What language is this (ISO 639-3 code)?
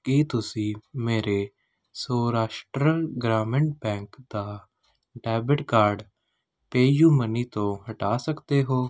pan